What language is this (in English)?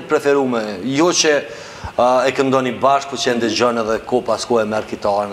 Romanian